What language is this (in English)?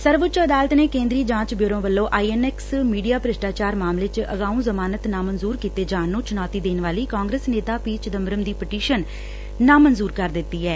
Punjabi